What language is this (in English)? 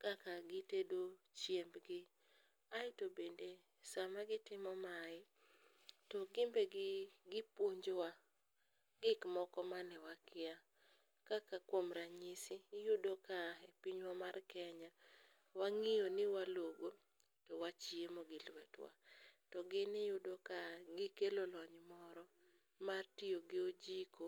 Luo (Kenya and Tanzania)